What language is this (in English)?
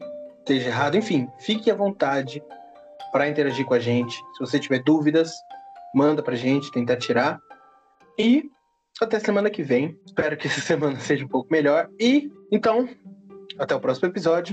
Portuguese